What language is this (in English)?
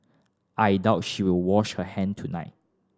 English